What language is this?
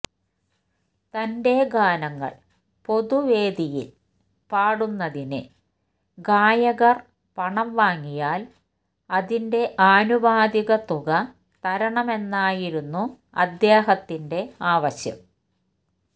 Malayalam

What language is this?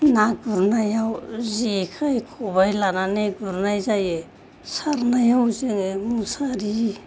Bodo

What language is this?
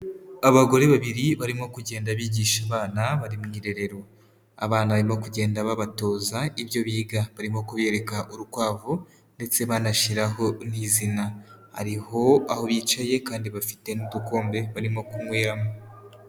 Kinyarwanda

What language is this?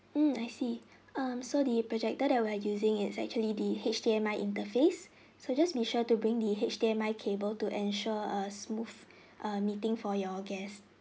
English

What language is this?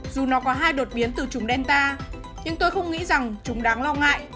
Vietnamese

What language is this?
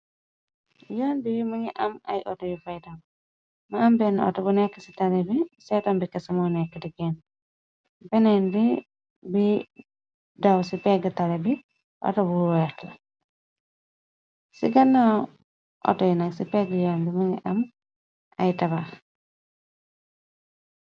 Wolof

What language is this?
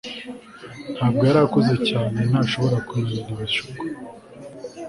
Kinyarwanda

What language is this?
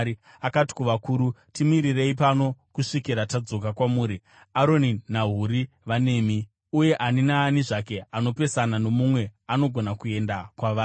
Shona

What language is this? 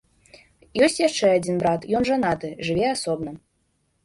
Belarusian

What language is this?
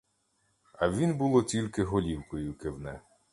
Ukrainian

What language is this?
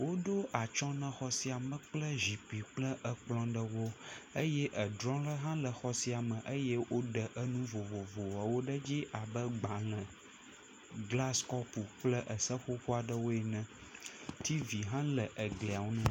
Ewe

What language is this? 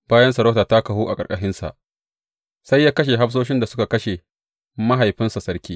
Hausa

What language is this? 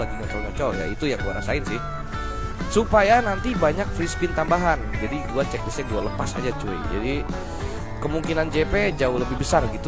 Indonesian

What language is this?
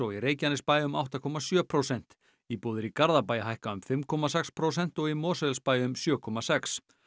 Icelandic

